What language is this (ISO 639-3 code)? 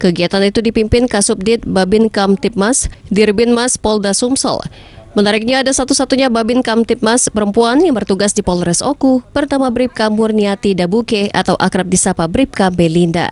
ind